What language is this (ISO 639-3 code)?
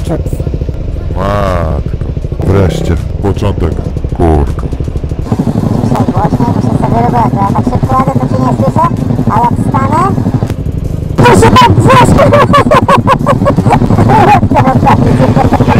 pol